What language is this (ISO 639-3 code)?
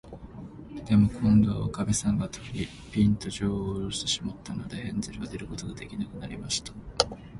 jpn